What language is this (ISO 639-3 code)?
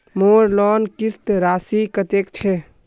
mag